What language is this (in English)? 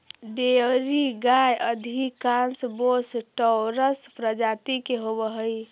Magahi